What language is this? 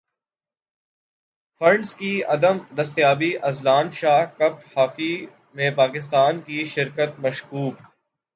Urdu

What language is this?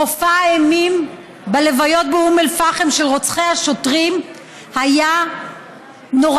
Hebrew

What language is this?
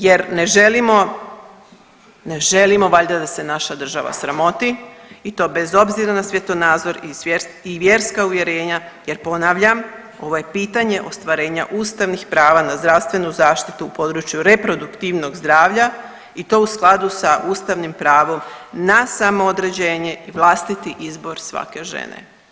Croatian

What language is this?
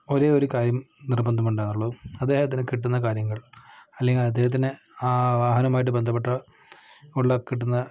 Malayalam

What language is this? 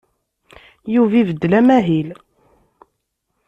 Kabyle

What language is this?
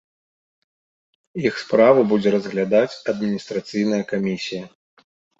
Belarusian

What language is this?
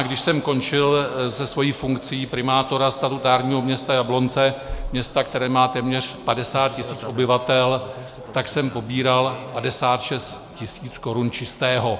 Czech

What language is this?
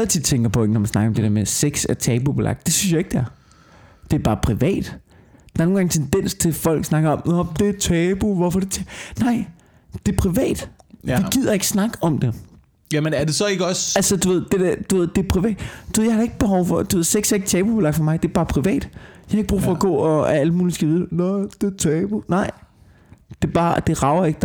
Danish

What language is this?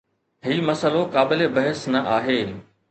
Sindhi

